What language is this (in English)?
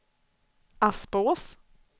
Swedish